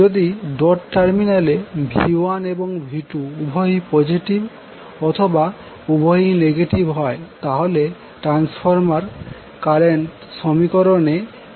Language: Bangla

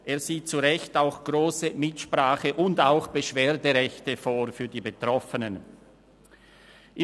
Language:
Swiss German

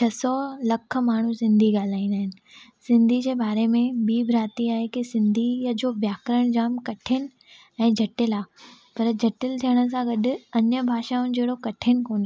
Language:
Sindhi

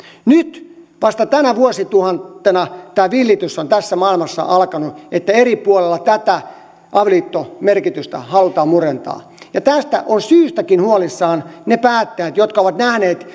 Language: Finnish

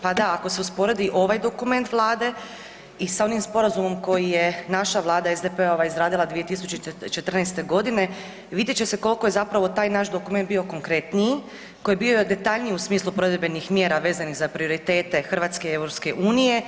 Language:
Croatian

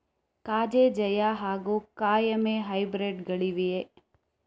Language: Kannada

